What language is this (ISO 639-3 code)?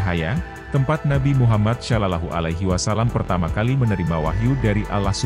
ind